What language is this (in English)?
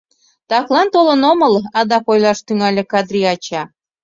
Mari